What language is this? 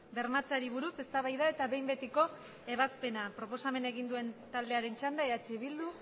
Basque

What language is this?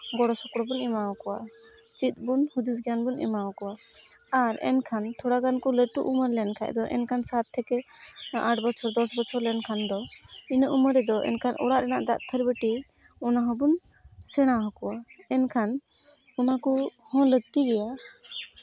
Santali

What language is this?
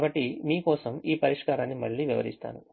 Telugu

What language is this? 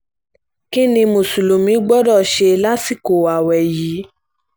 Yoruba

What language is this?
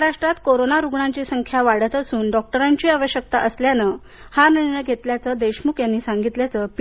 Marathi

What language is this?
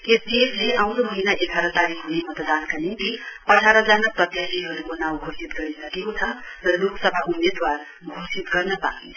Nepali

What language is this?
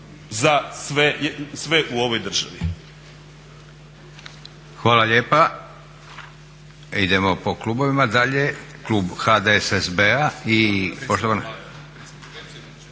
Croatian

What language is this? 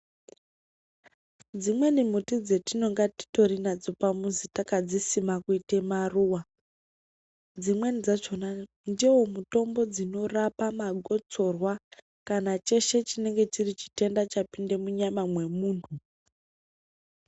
Ndau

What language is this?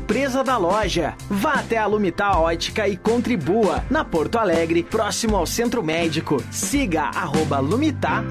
Portuguese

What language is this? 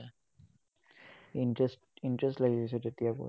Assamese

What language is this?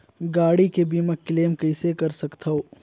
Chhattisgarhi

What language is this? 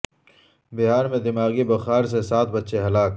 Urdu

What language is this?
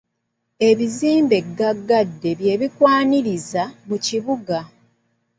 Ganda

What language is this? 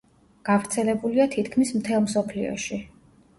Georgian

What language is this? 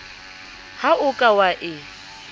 Southern Sotho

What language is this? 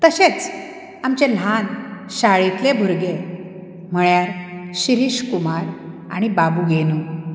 Konkani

